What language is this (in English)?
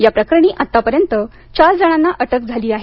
Marathi